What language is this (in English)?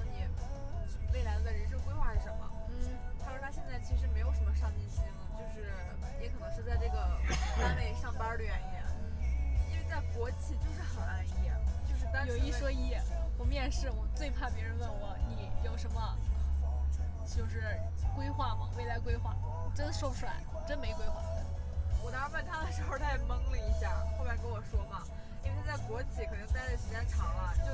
Chinese